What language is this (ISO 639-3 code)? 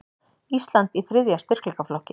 isl